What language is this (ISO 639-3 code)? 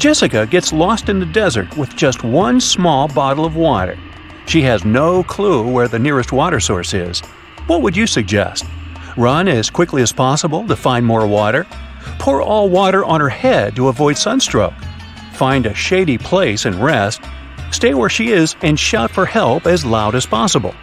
eng